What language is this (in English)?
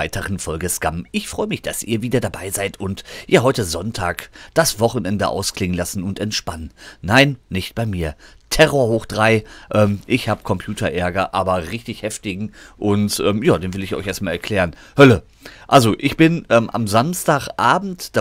German